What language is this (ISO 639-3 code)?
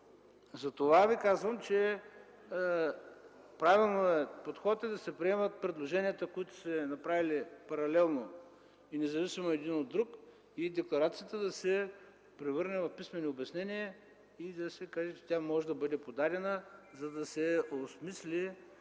bul